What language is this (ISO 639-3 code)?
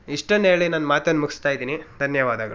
kan